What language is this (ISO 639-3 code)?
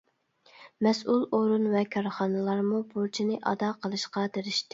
uig